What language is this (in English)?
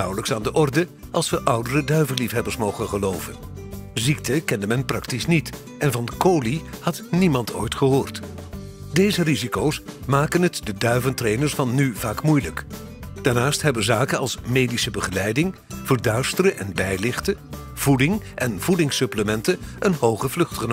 Dutch